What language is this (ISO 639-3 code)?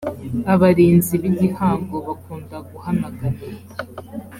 kin